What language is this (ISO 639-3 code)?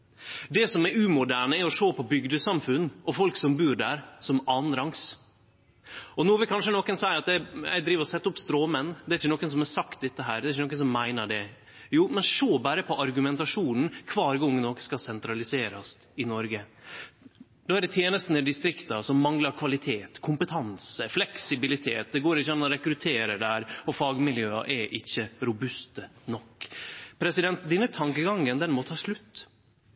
nno